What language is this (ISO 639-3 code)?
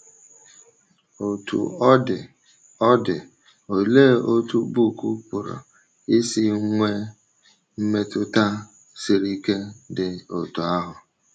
ibo